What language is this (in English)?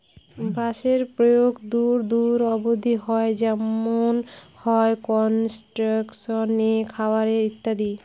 Bangla